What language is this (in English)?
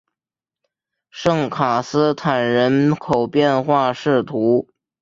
Chinese